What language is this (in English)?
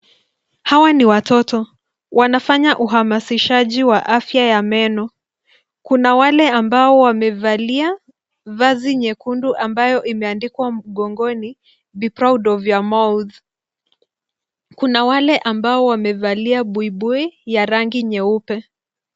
Swahili